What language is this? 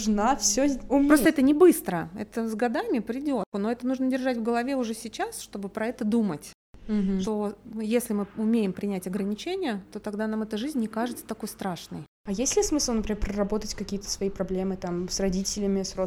Russian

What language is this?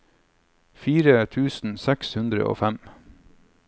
Norwegian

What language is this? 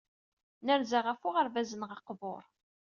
Kabyle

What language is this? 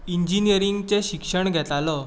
Konkani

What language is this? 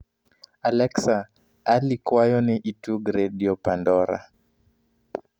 Luo (Kenya and Tanzania)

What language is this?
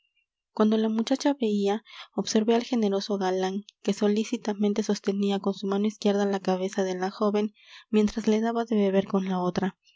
Spanish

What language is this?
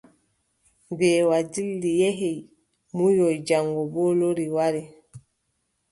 Adamawa Fulfulde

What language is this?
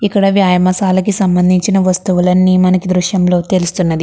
Telugu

